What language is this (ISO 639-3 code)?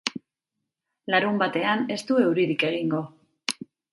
eus